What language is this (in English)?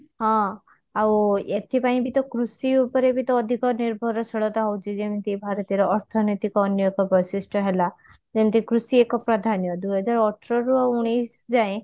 Odia